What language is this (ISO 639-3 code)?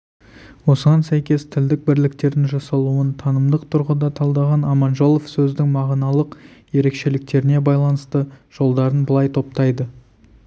kaz